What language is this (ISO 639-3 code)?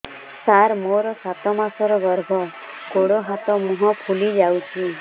ori